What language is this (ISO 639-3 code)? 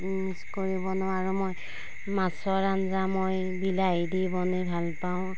asm